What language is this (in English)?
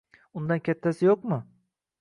Uzbek